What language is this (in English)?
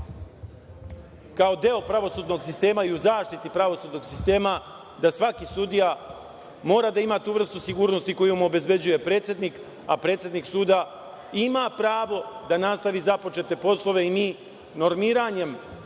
Serbian